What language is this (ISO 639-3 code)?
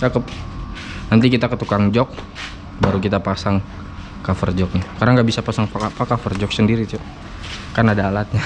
ind